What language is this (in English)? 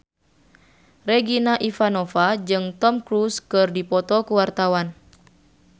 Sundanese